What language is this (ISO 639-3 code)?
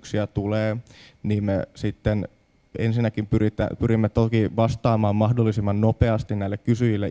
fin